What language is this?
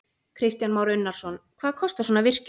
Icelandic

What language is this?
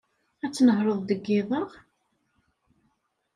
Kabyle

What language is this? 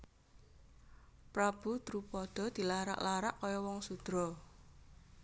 Javanese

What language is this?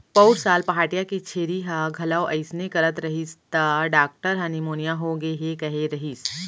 Chhattisgarhi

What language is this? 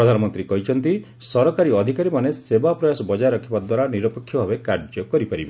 Odia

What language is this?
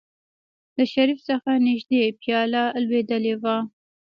Pashto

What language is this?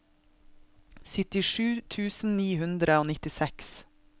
Norwegian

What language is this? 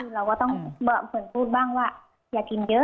Thai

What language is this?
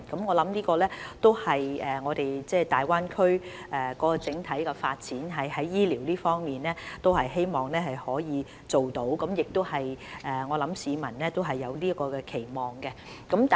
Cantonese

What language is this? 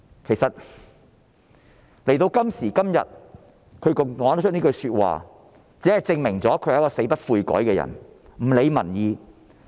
Cantonese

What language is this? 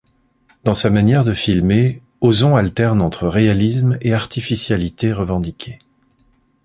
French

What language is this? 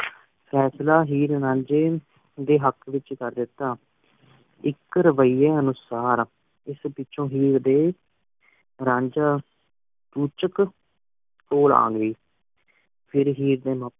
Punjabi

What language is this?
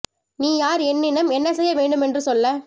Tamil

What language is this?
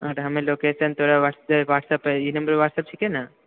Maithili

